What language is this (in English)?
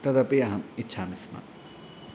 Sanskrit